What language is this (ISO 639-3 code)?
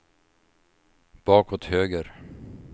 swe